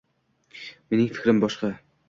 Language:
Uzbek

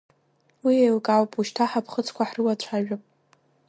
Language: Abkhazian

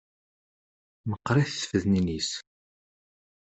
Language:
Kabyle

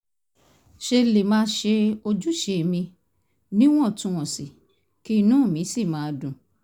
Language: Yoruba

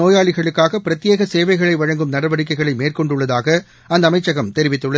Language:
Tamil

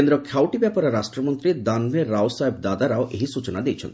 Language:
Odia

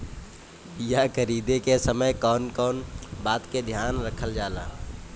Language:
Bhojpuri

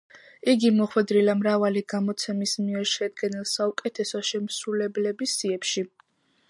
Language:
Georgian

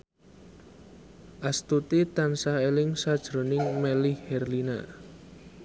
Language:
Javanese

